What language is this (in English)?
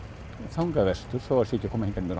Icelandic